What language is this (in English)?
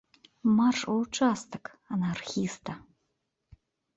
Belarusian